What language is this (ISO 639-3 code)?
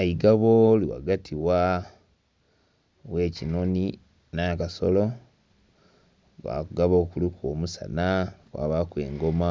xog